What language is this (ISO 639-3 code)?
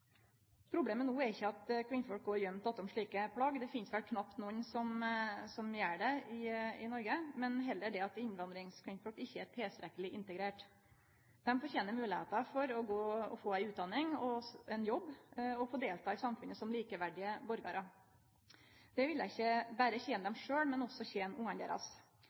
nno